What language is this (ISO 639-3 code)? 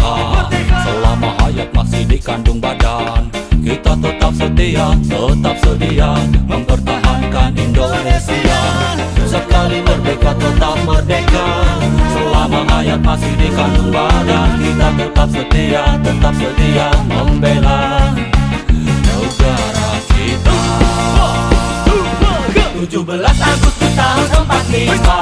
ind